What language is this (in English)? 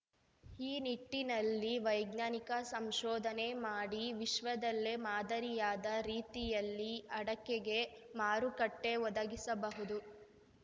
Kannada